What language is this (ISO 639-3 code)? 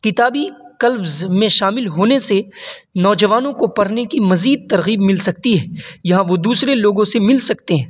urd